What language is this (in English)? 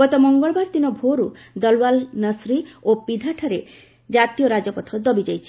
Odia